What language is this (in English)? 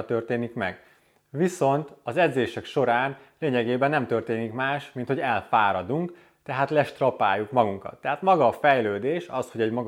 Hungarian